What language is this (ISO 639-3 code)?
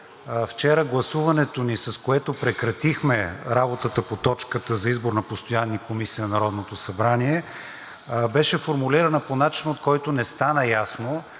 bul